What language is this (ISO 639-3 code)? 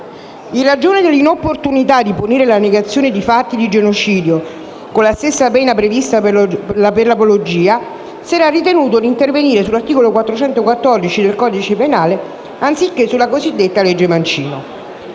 ita